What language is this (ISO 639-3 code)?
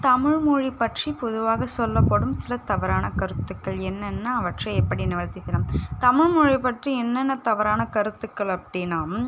tam